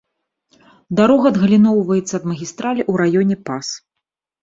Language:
Belarusian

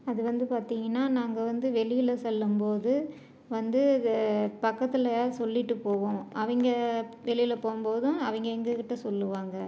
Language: Tamil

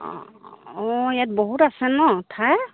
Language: Assamese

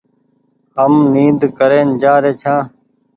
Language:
Goaria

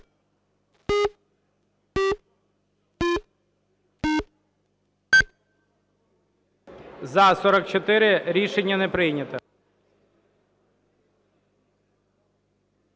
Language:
Ukrainian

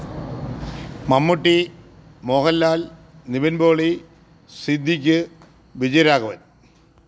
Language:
Malayalam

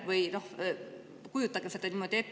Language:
Estonian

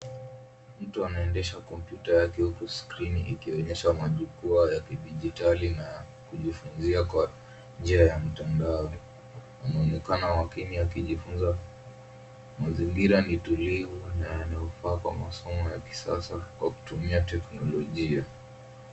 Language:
Swahili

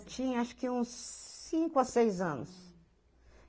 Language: Portuguese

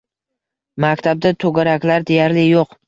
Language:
Uzbek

